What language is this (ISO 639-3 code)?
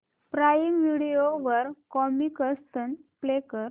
mar